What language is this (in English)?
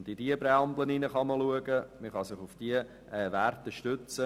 Swiss German